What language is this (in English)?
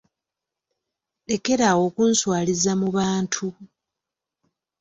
Ganda